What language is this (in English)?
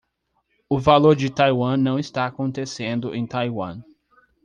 Portuguese